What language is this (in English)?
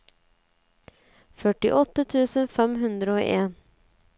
Norwegian